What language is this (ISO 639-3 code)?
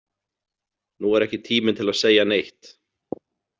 isl